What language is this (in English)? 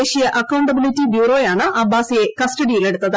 Malayalam